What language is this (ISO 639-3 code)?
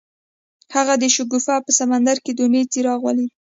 pus